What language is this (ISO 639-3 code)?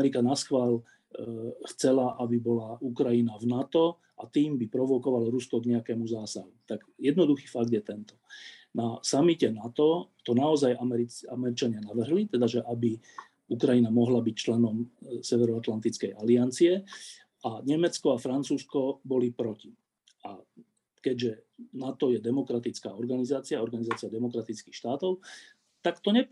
slk